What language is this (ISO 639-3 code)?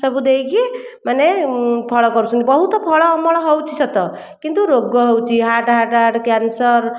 ori